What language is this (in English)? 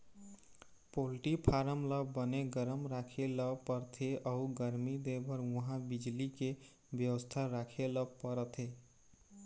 Chhattisgarhi